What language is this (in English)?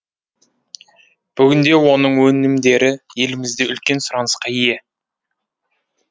Kazakh